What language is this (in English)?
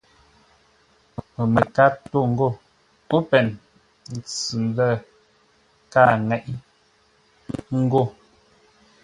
Ngombale